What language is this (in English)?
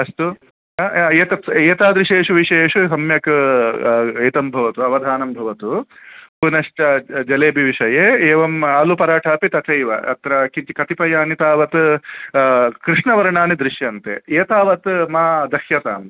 Sanskrit